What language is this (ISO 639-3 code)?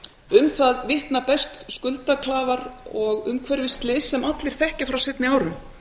isl